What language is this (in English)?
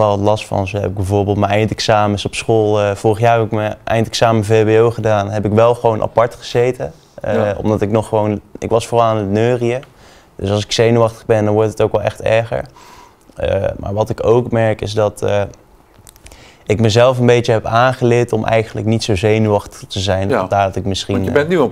Dutch